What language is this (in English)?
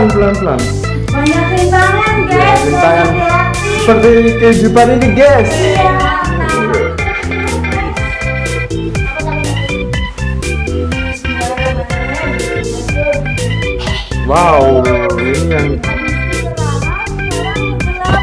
Indonesian